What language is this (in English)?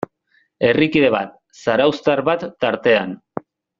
Basque